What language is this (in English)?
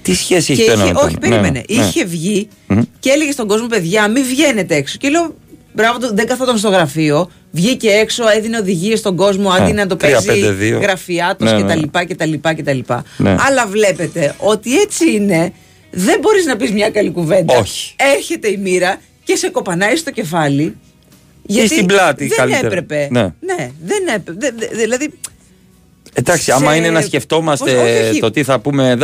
Greek